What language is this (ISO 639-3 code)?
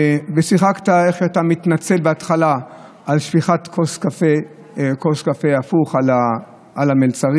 heb